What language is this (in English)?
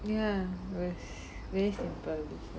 English